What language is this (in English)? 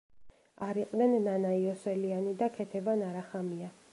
Georgian